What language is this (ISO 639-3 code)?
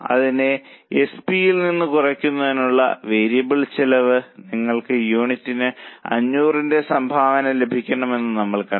mal